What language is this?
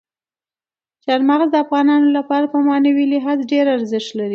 Pashto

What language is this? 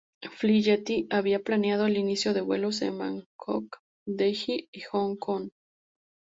Spanish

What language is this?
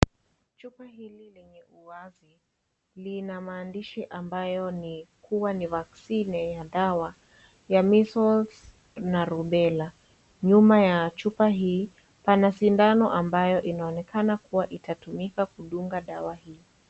Swahili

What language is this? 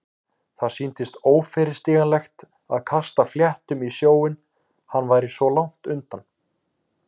Icelandic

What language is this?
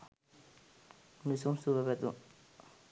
Sinhala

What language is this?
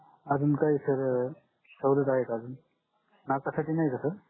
Marathi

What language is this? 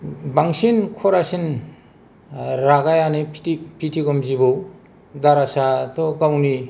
Bodo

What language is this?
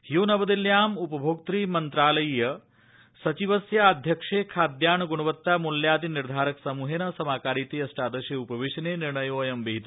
Sanskrit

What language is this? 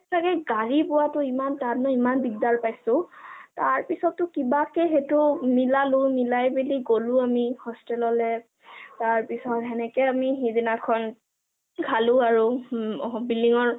Assamese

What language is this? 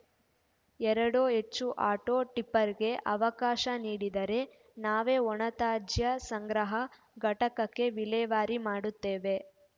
Kannada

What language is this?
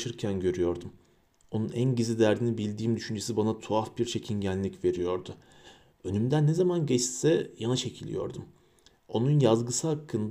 Turkish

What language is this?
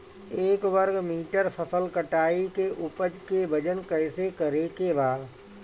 Bhojpuri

